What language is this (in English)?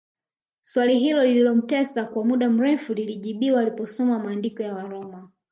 Swahili